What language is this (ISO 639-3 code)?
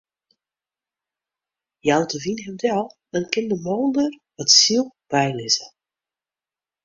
fry